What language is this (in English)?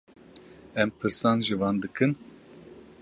Kurdish